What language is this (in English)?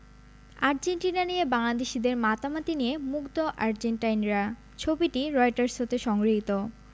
Bangla